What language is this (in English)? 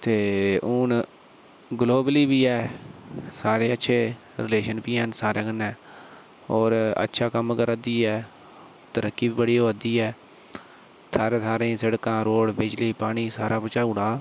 Dogri